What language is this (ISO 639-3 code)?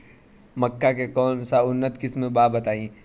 bho